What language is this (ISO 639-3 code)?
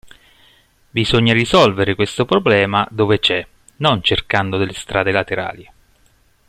ita